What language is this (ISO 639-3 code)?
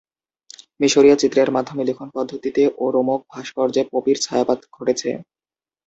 ben